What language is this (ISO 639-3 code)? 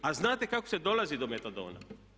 hrv